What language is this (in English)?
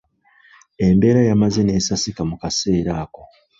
Ganda